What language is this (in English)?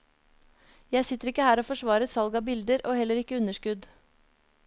Norwegian